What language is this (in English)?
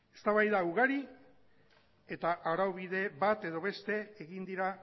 Basque